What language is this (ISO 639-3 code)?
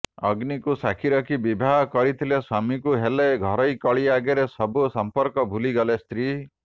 ori